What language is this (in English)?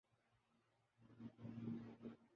Urdu